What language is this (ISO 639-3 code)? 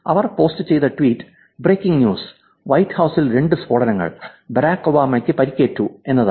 mal